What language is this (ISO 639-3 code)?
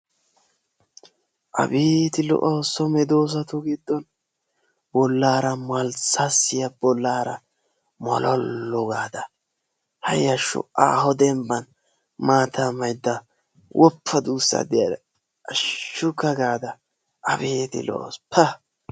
wal